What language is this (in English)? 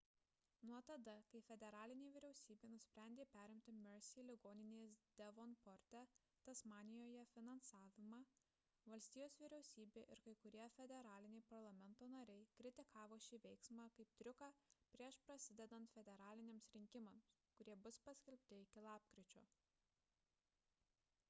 Lithuanian